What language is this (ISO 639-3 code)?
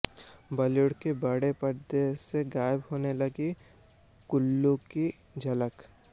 hin